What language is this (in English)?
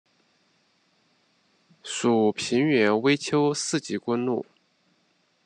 Chinese